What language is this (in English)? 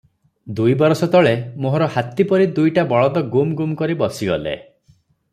Odia